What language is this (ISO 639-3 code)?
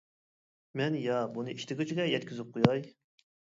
uig